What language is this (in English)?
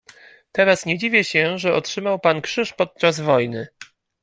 Polish